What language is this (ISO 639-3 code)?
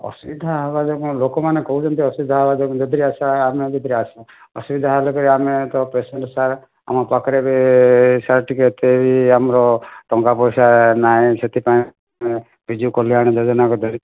ori